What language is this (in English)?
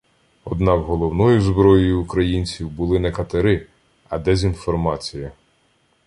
Ukrainian